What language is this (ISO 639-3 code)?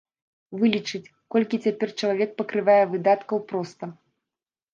bel